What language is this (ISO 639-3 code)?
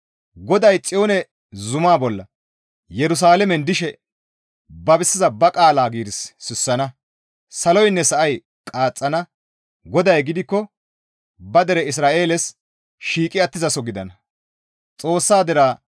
gmv